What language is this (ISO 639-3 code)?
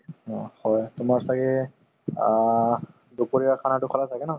asm